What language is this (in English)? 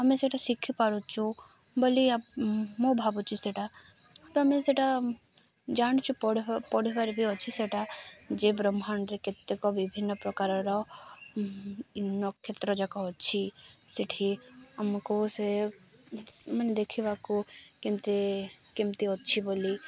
Odia